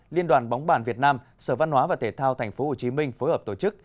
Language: Vietnamese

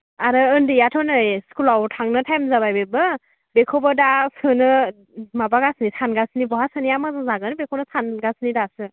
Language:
Bodo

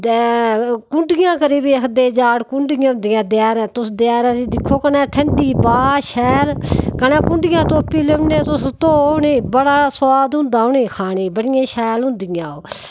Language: Dogri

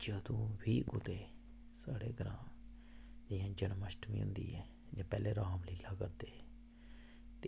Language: Dogri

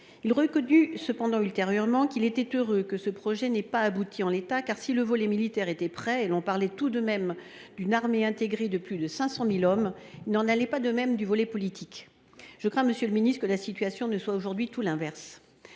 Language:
French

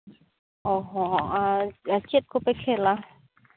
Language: Santali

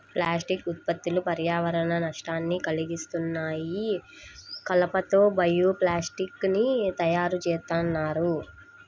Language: Telugu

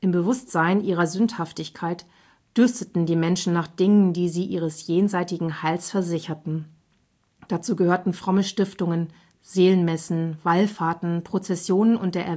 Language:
German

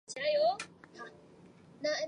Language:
Chinese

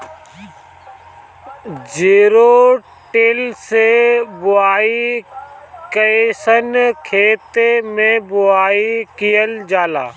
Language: Bhojpuri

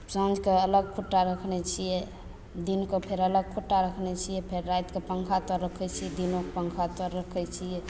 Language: Maithili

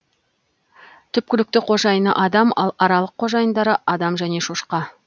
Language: Kazakh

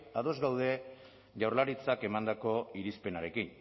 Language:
Basque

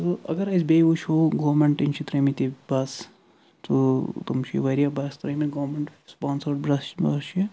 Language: Kashmiri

